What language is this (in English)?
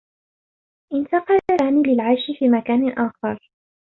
Arabic